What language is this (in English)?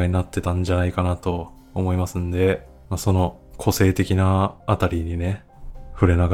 Japanese